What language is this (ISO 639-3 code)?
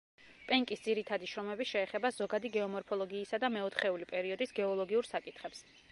kat